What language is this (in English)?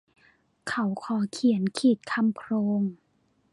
Thai